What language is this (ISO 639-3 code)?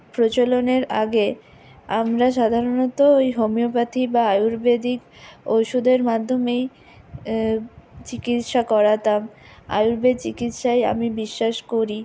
ben